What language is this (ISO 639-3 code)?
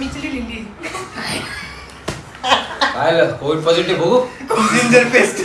mar